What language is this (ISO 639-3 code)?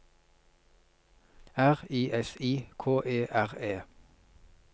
nor